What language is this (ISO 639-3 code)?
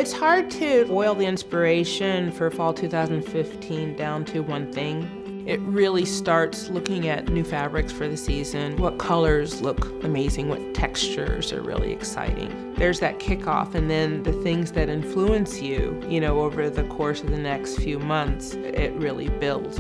eng